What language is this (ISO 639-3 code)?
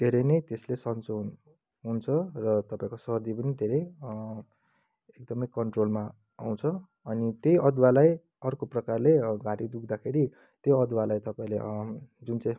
nep